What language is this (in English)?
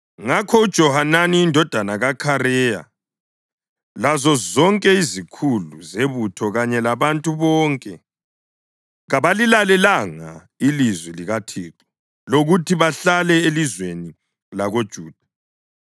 North Ndebele